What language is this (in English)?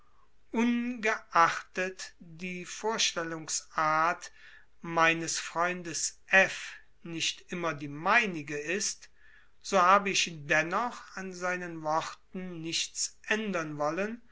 German